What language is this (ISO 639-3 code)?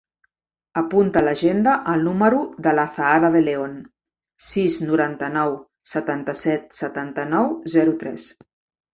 cat